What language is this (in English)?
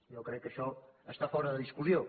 Catalan